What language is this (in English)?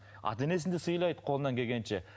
Kazakh